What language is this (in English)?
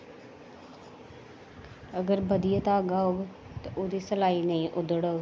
Dogri